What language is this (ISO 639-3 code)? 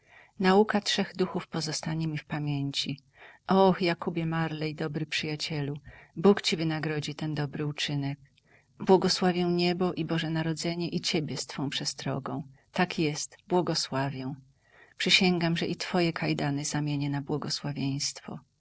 pol